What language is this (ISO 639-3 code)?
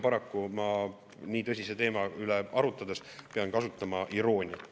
est